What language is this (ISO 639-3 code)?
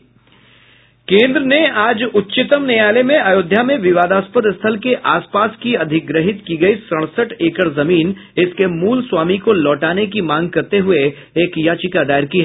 hin